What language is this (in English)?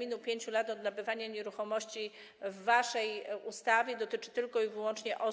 Polish